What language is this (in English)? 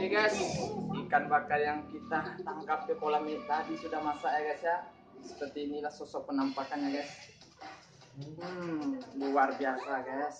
Indonesian